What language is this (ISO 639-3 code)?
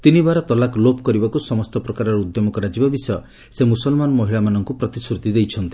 ori